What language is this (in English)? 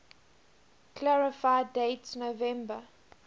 English